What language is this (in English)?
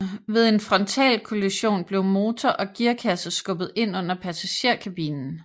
Danish